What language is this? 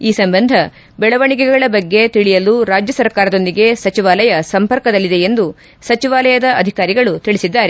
Kannada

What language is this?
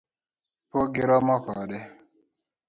Luo (Kenya and Tanzania)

